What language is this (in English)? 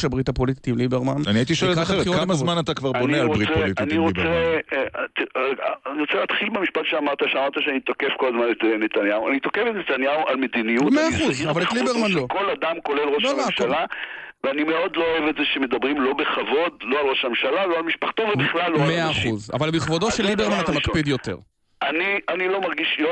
Hebrew